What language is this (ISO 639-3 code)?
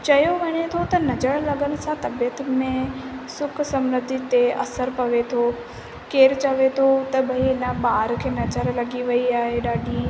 snd